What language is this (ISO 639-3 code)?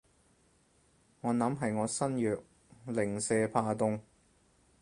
yue